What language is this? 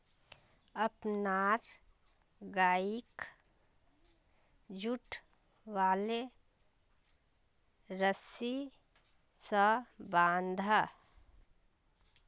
Magahi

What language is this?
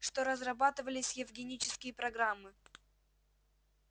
Russian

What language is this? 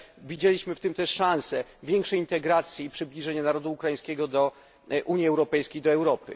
Polish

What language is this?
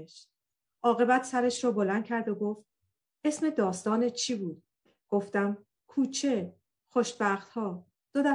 Persian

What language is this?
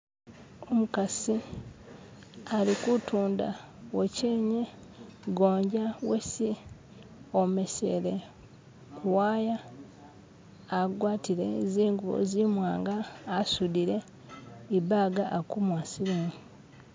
Masaaba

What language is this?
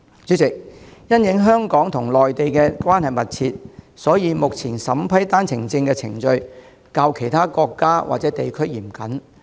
Cantonese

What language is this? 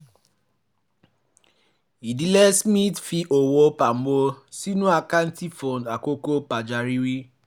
Yoruba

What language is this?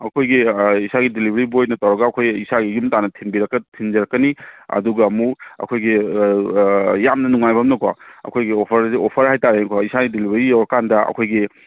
Manipuri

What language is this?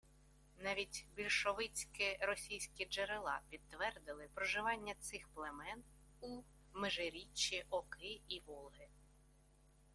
Ukrainian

